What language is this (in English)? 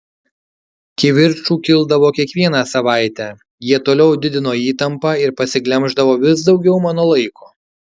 Lithuanian